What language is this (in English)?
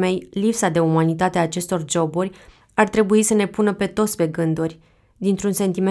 Romanian